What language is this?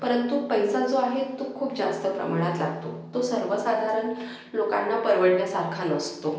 Marathi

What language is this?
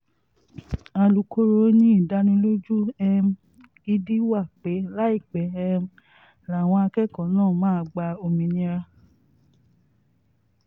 Yoruba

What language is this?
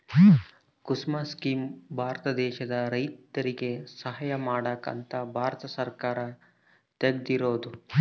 Kannada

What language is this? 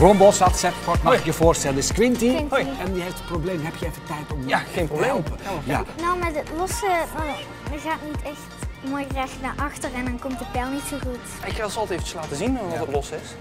Dutch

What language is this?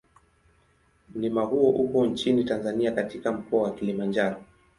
Swahili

